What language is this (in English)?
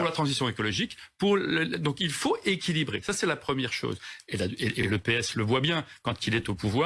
French